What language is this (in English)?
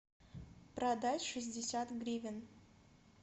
Russian